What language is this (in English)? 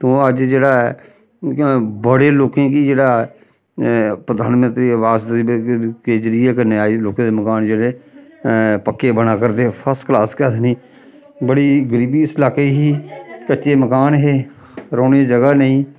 Dogri